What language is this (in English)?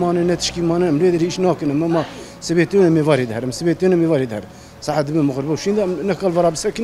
Arabic